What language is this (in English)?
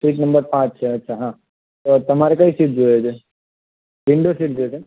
Gujarati